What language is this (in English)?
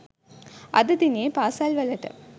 Sinhala